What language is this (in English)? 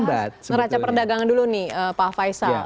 Indonesian